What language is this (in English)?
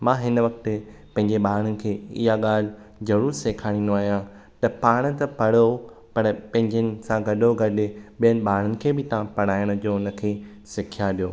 Sindhi